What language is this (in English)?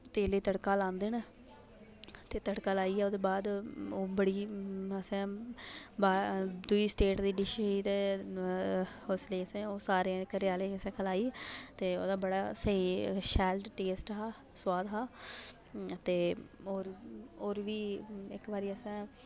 Dogri